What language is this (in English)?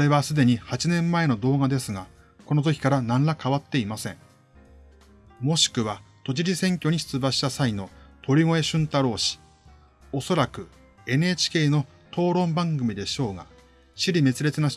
Japanese